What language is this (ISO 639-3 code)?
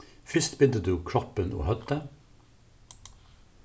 fao